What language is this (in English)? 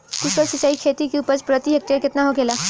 Bhojpuri